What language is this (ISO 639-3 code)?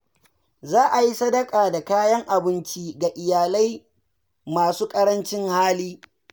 hau